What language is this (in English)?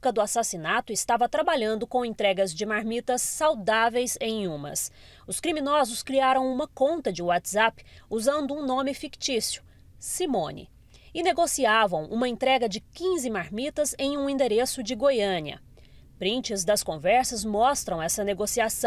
Portuguese